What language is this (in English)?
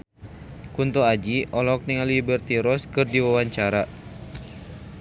Sundanese